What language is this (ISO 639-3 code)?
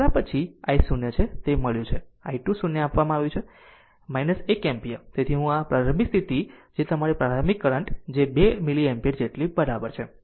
guj